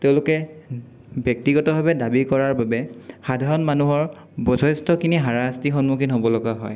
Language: Assamese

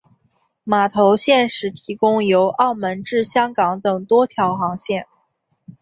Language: Chinese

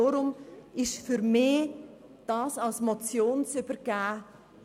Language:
Swiss German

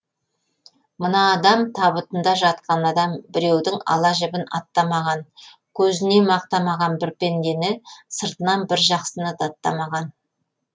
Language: Kazakh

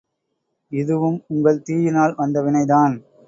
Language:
Tamil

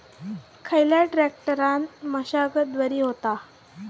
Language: Marathi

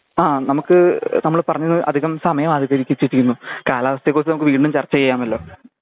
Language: Malayalam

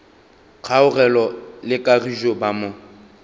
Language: Northern Sotho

